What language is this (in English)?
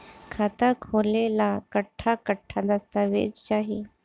Bhojpuri